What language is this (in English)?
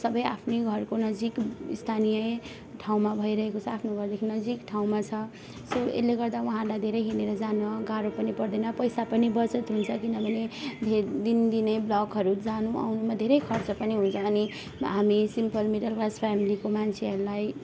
Nepali